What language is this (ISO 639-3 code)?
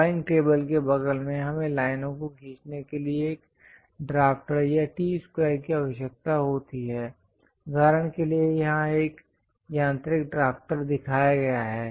hin